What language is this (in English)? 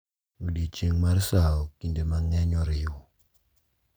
Luo (Kenya and Tanzania)